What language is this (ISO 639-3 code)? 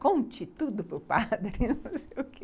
por